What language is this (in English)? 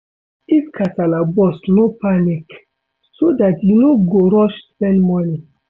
Nigerian Pidgin